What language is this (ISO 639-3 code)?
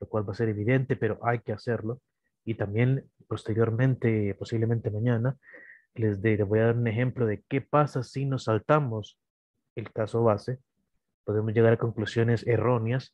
spa